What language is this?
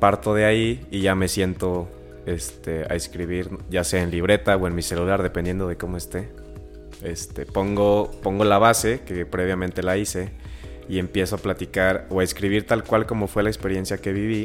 Spanish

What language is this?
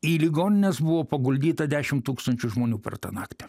Lithuanian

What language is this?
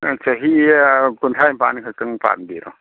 Manipuri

